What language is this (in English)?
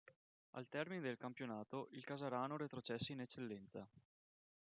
Italian